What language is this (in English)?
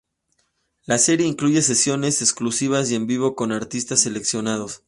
Spanish